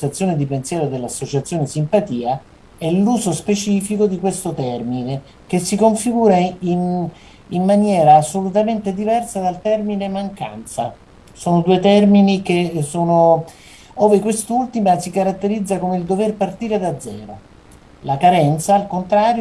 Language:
Italian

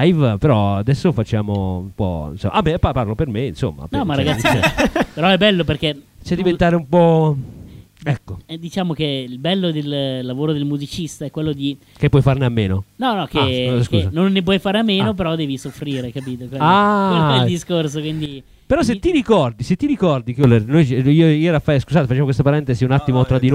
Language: Italian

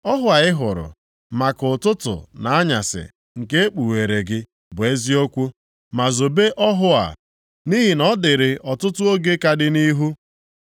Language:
Igbo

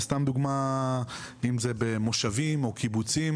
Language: Hebrew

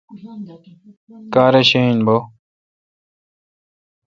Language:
Kalkoti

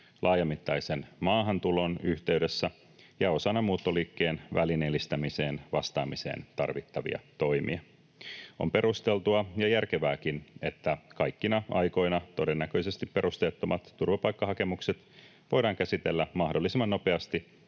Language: Finnish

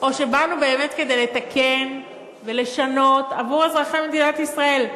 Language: Hebrew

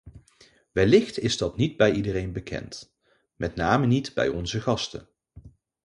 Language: Dutch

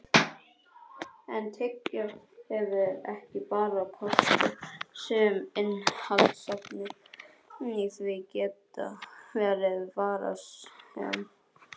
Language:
Icelandic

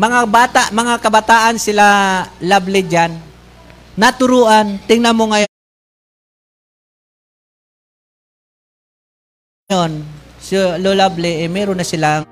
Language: Filipino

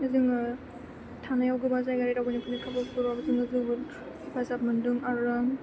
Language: Bodo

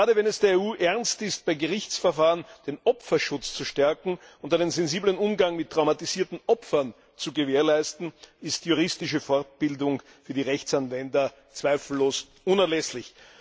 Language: German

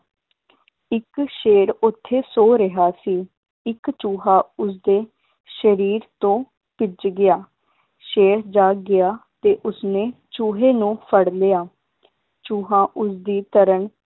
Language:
Punjabi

